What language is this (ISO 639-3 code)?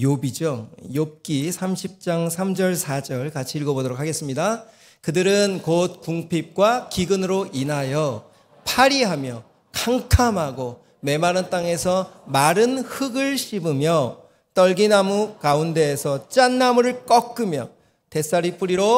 kor